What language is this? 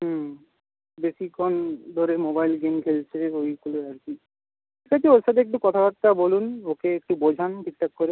Bangla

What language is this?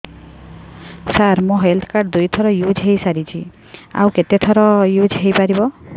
Odia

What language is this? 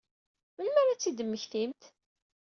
Kabyle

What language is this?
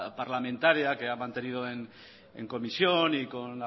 Spanish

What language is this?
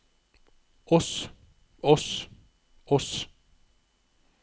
Norwegian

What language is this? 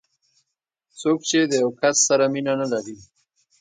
Pashto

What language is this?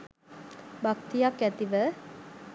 Sinhala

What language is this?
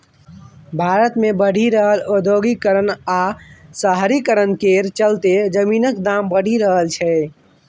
Maithili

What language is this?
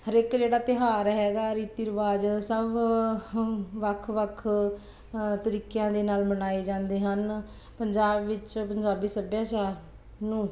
Punjabi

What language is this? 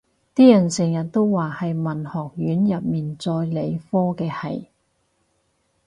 Cantonese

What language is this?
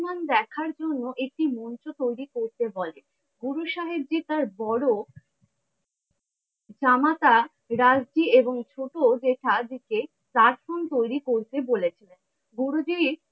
Bangla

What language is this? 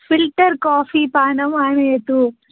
Sanskrit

